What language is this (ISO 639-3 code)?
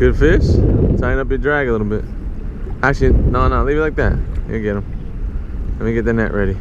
eng